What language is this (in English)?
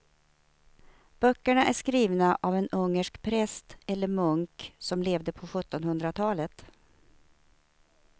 Swedish